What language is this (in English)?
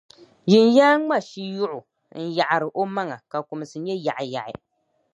Dagbani